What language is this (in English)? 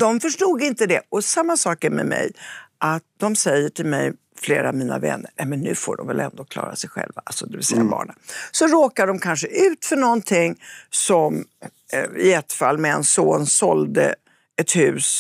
Swedish